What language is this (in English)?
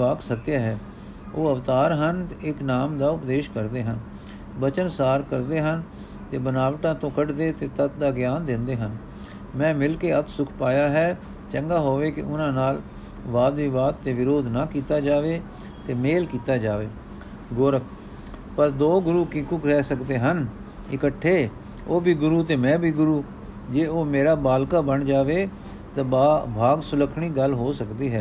Punjabi